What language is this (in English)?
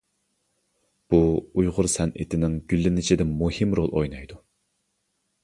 Uyghur